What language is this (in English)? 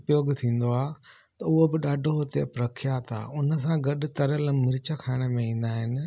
Sindhi